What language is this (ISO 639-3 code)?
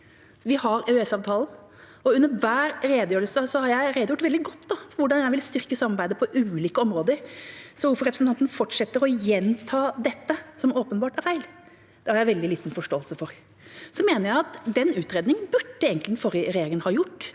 nor